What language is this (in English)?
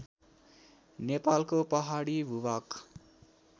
Nepali